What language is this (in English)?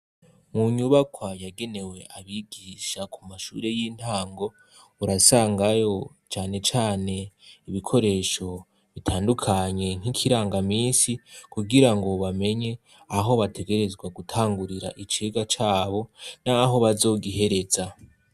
Rundi